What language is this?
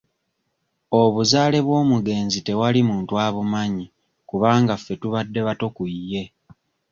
Ganda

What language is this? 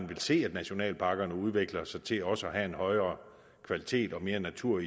Danish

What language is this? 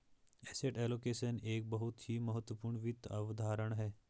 Hindi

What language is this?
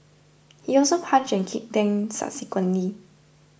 English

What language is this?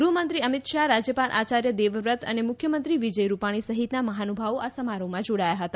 Gujarati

